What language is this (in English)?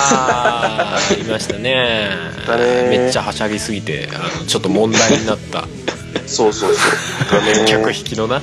Japanese